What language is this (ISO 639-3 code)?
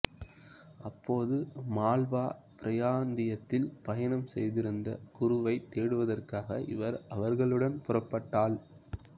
tam